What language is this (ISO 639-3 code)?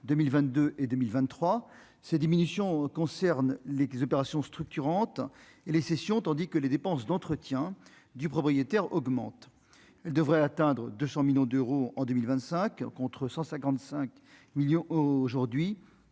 fra